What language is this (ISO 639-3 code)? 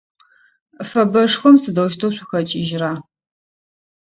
ady